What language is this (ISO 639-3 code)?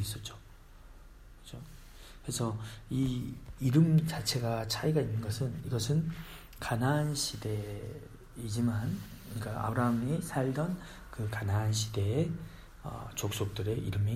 kor